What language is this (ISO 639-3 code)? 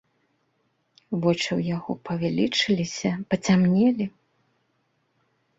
bel